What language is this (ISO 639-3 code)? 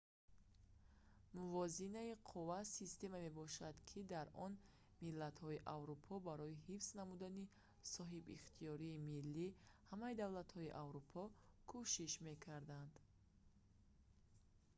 tgk